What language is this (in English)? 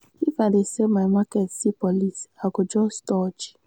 Nigerian Pidgin